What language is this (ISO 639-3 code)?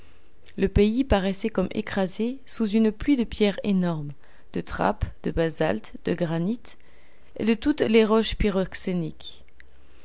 fra